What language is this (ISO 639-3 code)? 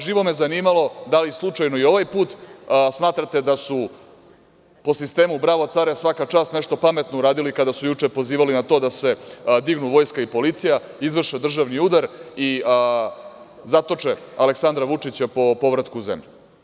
srp